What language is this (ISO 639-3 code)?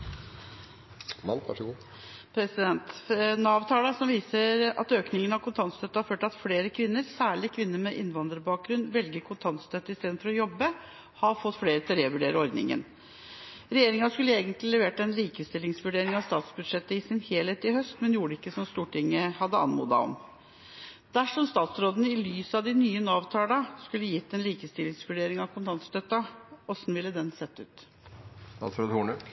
nob